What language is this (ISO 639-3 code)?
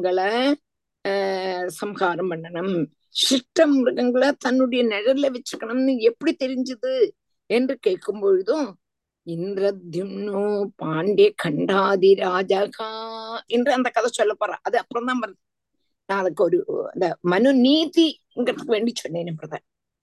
tam